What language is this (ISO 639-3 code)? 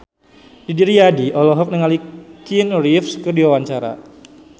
sun